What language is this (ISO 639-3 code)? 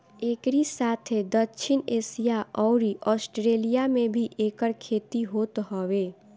bho